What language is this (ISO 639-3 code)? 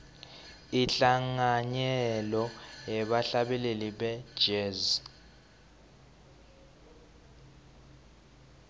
ssw